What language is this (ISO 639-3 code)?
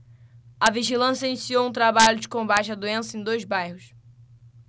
por